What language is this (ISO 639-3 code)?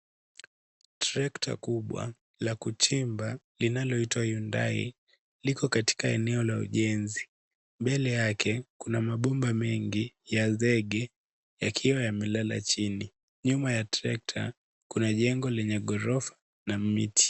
swa